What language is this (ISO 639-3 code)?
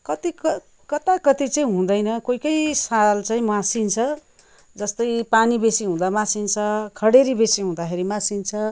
nep